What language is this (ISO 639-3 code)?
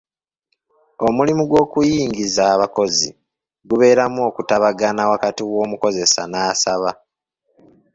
lug